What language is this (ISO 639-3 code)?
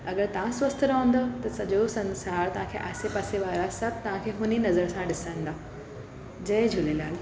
snd